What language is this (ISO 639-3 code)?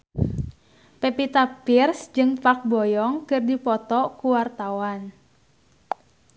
sun